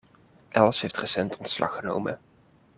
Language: Dutch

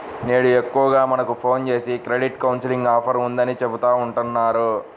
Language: Telugu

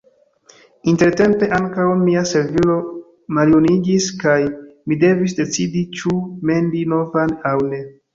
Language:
Esperanto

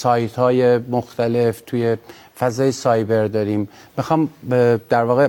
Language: Persian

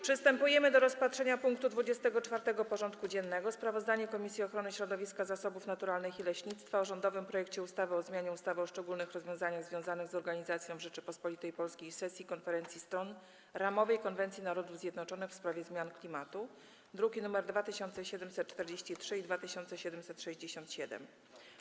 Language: Polish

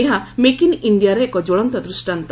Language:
Odia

